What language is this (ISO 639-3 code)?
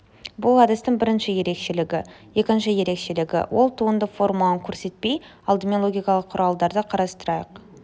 kaz